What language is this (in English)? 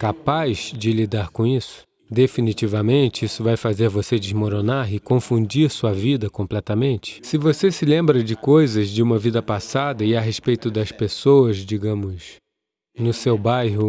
Portuguese